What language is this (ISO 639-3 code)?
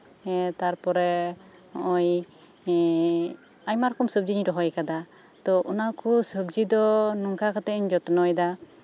sat